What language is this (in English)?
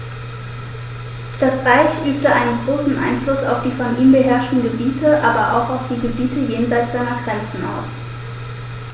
German